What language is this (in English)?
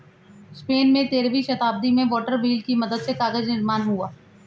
Hindi